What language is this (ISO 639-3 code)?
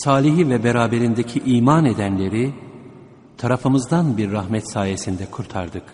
tur